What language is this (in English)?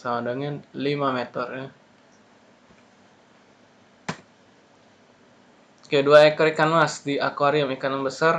Indonesian